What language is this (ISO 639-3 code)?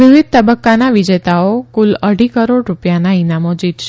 guj